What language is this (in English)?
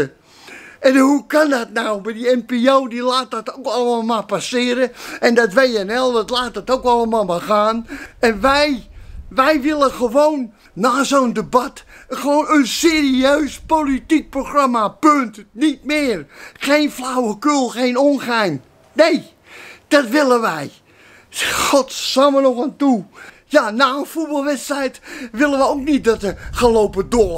Dutch